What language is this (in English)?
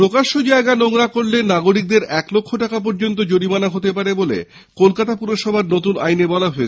Bangla